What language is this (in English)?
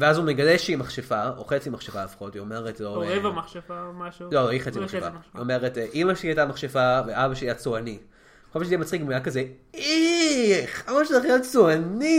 Hebrew